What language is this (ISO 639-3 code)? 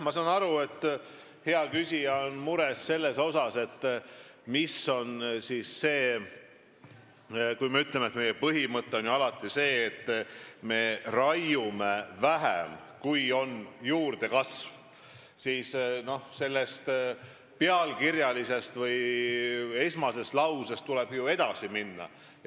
est